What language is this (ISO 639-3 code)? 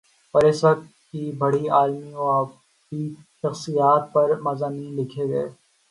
urd